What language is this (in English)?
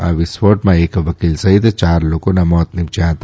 Gujarati